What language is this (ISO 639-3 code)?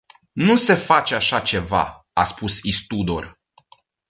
ron